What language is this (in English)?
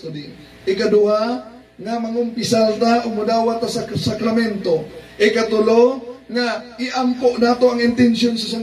Filipino